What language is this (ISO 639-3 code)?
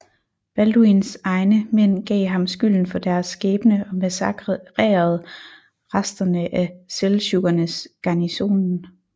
dan